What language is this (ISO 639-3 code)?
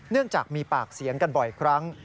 tha